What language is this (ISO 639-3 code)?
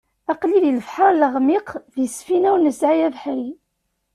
kab